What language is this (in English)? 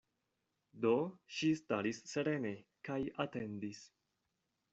Esperanto